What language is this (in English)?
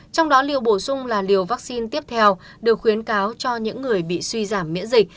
Vietnamese